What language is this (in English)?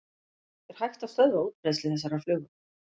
Icelandic